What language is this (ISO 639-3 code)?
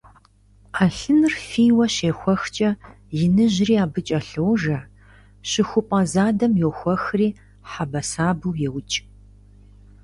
kbd